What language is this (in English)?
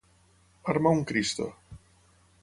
Catalan